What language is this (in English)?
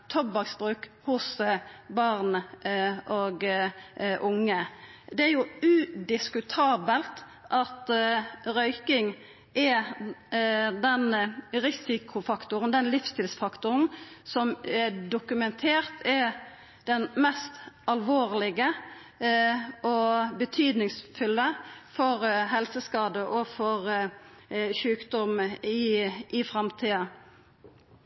Norwegian Nynorsk